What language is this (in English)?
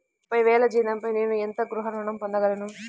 Telugu